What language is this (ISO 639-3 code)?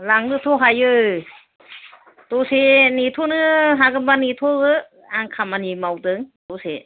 brx